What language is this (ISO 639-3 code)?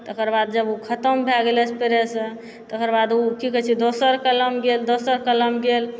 mai